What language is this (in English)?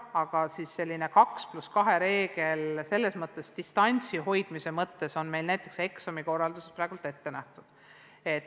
Estonian